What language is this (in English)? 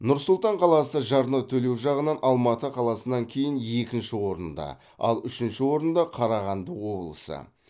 Kazakh